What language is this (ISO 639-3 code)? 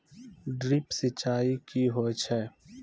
mai